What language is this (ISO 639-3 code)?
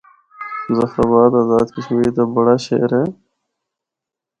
hno